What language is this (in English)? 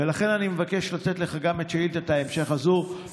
Hebrew